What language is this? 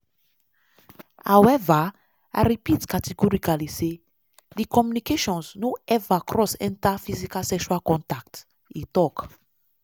Nigerian Pidgin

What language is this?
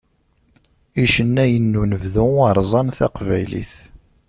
Kabyle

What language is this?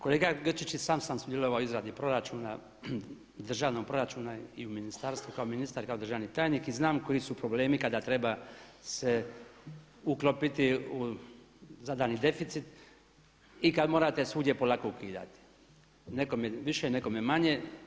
Croatian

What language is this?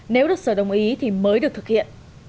Vietnamese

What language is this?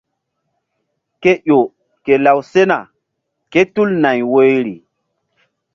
Mbum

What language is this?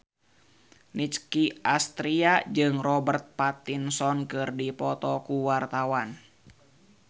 Sundanese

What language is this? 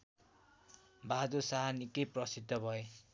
Nepali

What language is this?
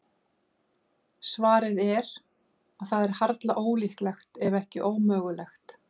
Icelandic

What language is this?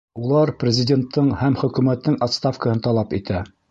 Bashkir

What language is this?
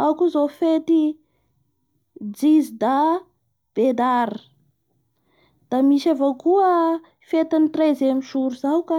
Bara Malagasy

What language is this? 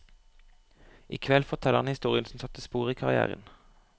Norwegian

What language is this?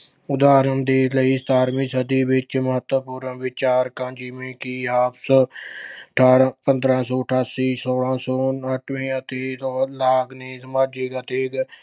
Punjabi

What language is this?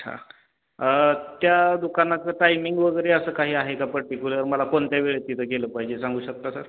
Marathi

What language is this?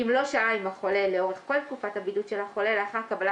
Hebrew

